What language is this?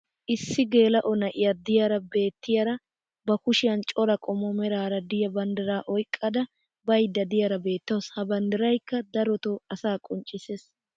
Wolaytta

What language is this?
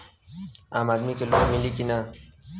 Bhojpuri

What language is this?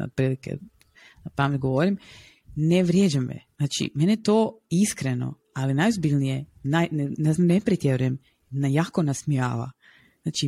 Croatian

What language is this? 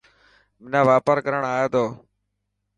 Dhatki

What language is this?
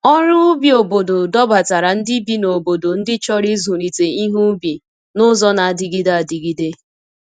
Igbo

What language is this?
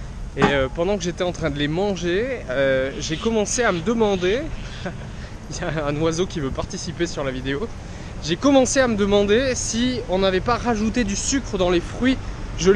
French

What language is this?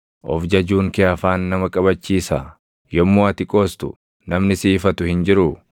Oromo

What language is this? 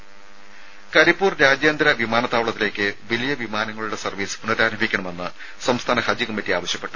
Malayalam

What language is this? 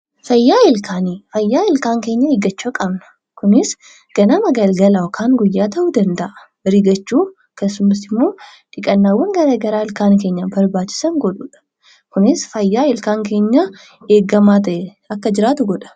Oromo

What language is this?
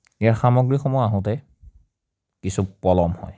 Assamese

